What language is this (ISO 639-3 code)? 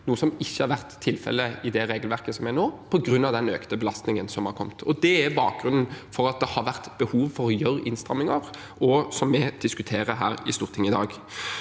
nor